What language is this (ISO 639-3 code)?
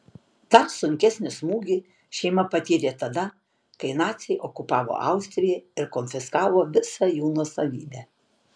lit